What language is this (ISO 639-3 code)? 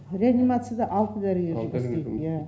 kaz